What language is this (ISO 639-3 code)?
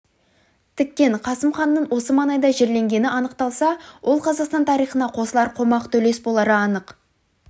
kaz